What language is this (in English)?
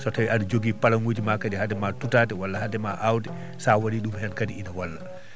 Fula